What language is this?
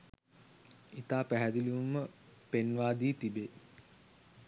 Sinhala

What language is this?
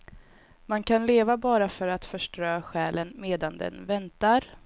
Swedish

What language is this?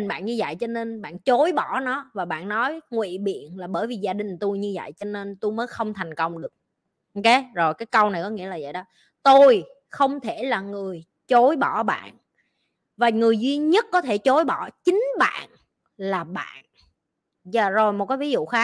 Vietnamese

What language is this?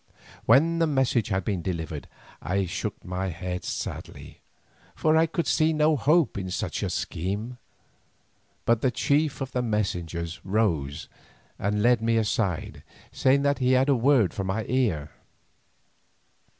English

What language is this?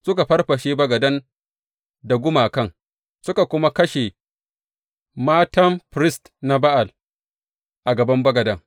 Hausa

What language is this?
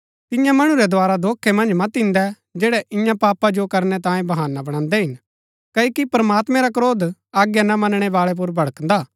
Gaddi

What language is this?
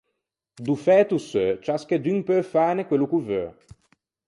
Ligurian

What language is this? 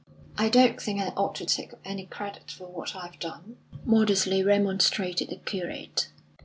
English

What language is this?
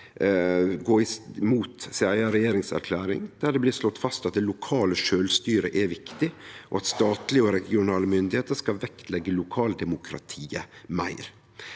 Norwegian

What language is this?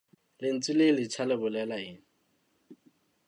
Southern Sotho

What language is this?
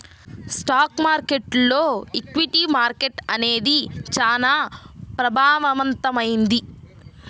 Telugu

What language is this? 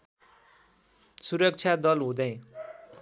Nepali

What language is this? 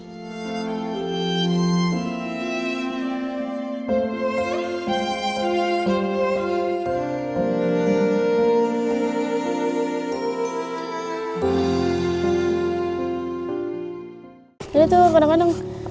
Indonesian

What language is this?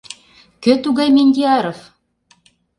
Mari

